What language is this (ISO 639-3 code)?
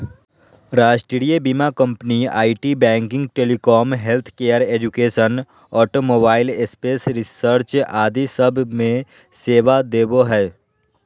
mag